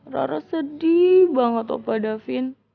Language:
Indonesian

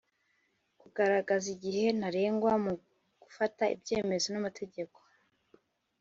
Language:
Kinyarwanda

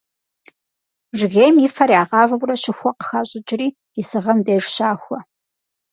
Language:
Kabardian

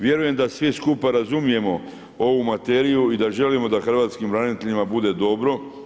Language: Croatian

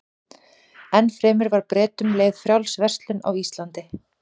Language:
Icelandic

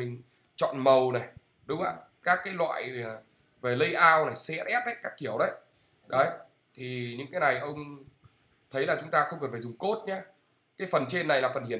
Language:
Vietnamese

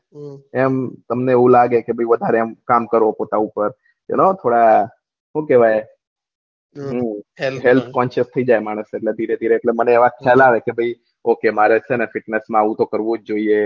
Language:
Gujarati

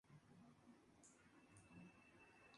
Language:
Spanish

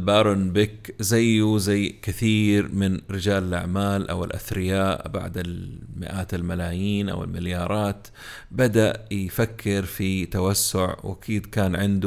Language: Arabic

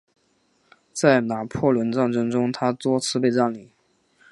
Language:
Chinese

